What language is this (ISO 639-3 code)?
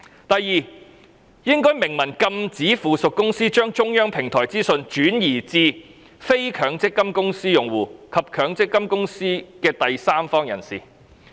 yue